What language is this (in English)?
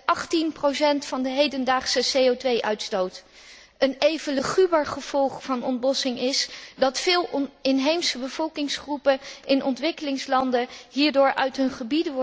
Dutch